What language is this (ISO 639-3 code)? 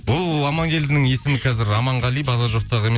kaz